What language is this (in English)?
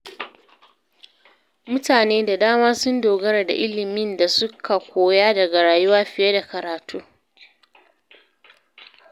Hausa